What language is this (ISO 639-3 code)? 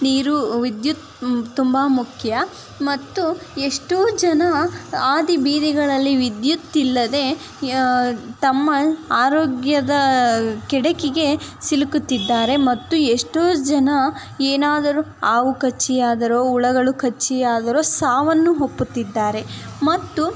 kan